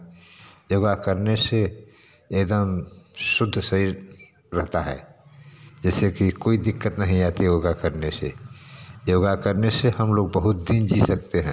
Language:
Hindi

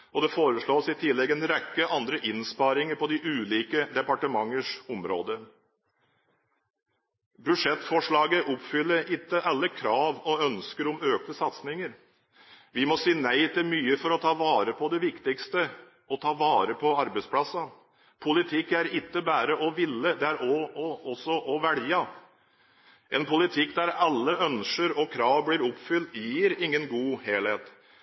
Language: Norwegian Bokmål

